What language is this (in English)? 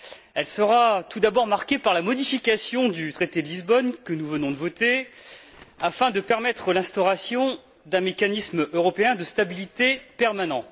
French